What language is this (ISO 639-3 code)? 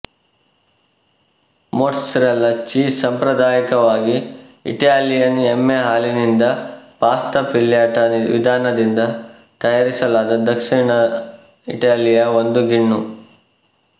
kan